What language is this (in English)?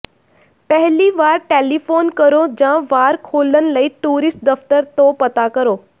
Punjabi